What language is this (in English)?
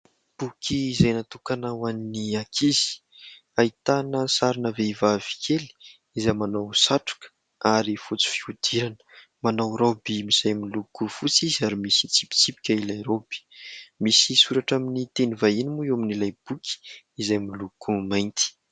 Malagasy